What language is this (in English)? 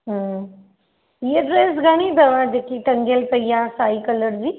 Sindhi